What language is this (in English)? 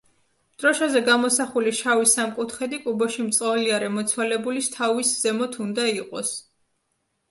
Georgian